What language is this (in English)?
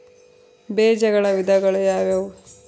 Kannada